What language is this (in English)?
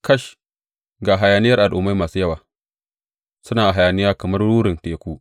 Hausa